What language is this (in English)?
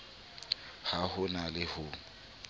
Southern Sotho